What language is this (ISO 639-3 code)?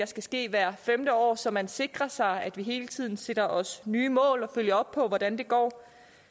dan